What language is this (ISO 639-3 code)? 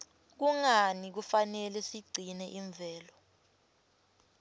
ssw